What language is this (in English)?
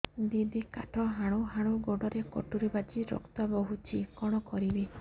Odia